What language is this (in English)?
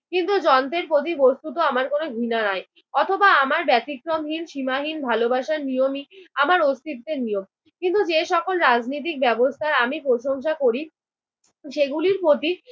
Bangla